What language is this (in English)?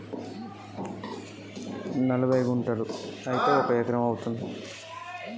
Telugu